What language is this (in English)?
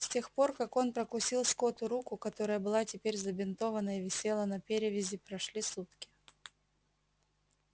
Russian